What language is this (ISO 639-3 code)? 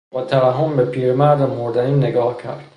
fas